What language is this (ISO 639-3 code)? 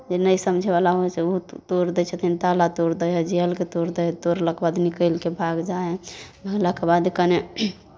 mai